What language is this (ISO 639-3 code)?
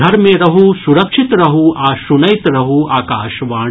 mai